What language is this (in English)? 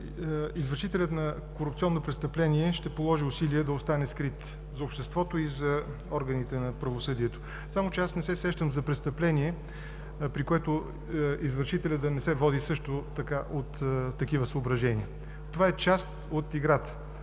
Bulgarian